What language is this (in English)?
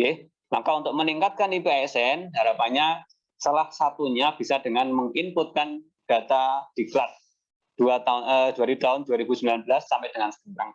Indonesian